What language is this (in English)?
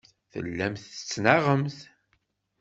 Kabyle